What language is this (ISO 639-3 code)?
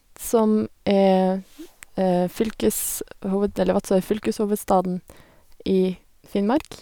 nor